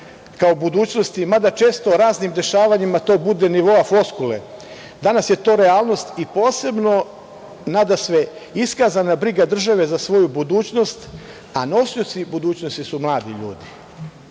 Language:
Serbian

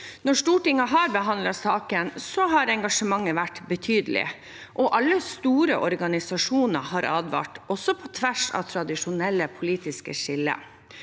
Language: Norwegian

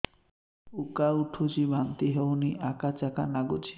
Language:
Odia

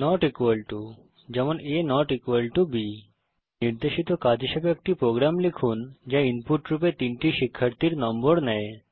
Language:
Bangla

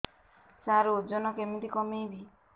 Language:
Odia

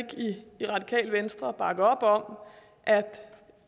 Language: Danish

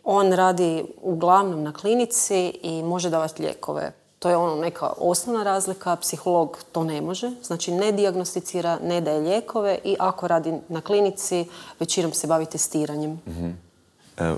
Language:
Croatian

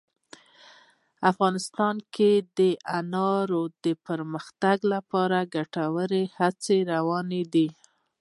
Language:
Pashto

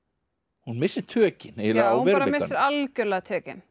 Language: Icelandic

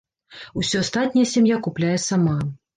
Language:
Belarusian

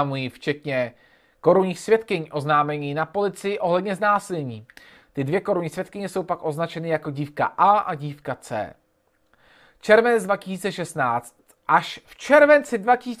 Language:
Czech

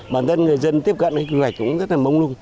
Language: Vietnamese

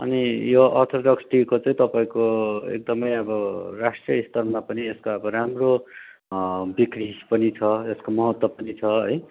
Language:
Nepali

